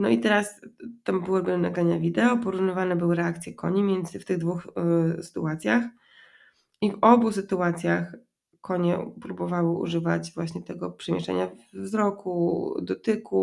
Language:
Polish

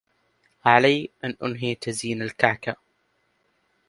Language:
Arabic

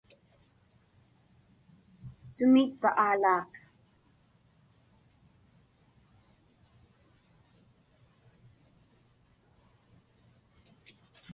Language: Inupiaq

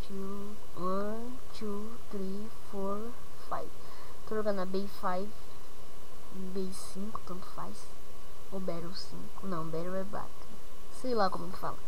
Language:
Portuguese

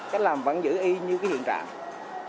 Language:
Vietnamese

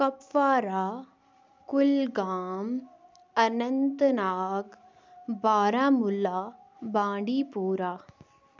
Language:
Kashmiri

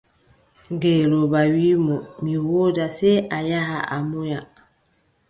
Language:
Adamawa Fulfulde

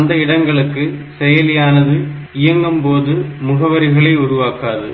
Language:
Tamil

